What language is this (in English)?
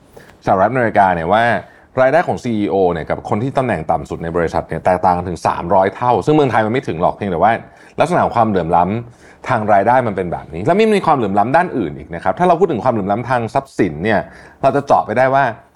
Thai